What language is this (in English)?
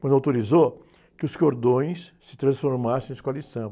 Portuguese